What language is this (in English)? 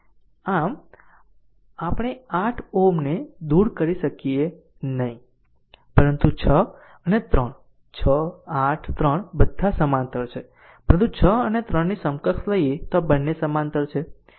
Gujarati